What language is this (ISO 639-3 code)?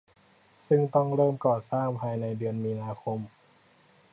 tha